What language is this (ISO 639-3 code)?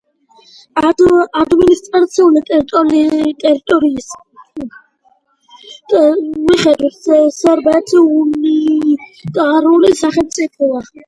kat